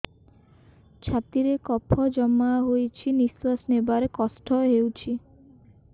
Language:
Odia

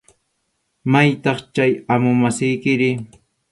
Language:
Arequipa-La Unión Quechua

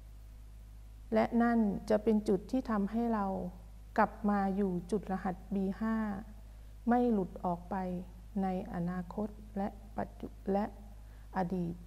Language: Thai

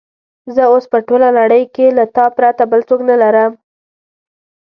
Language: Pashto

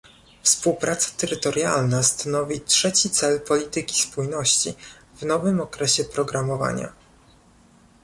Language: Polish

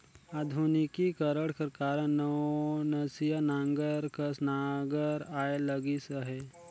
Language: Chhattisgarhi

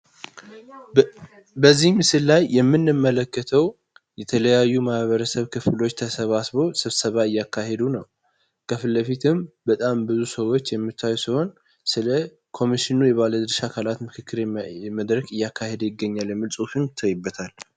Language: Amharic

